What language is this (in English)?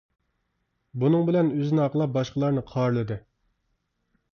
Uyghur